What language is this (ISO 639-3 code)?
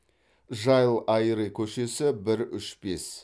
kaz